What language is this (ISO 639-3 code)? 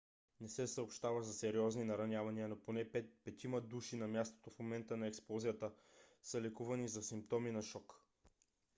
bul